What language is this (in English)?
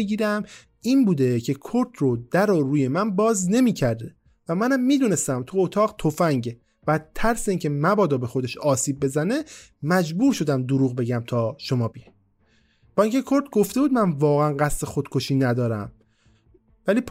Persian